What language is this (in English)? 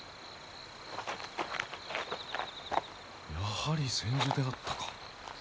Japanese